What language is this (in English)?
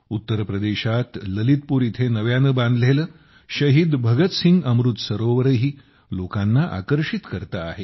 Marathi